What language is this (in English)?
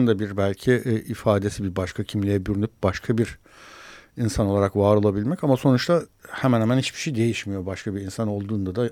Turkish